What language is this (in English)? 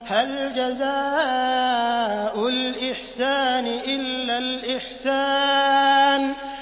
Arabic